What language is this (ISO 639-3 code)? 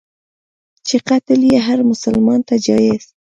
pus